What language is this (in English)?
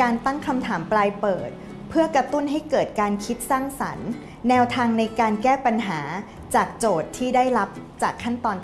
Thai